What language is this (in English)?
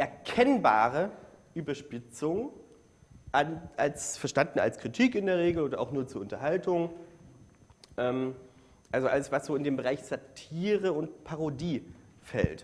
German